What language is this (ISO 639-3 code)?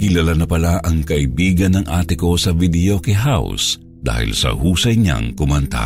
fil